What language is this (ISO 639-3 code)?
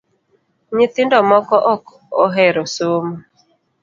luo